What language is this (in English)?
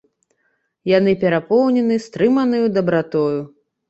Belarusian